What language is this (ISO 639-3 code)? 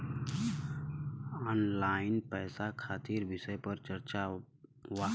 bho